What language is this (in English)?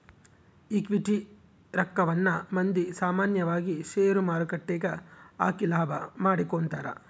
Kannada